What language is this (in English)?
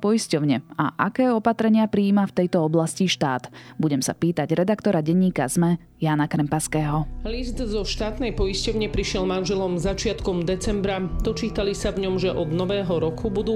Slovak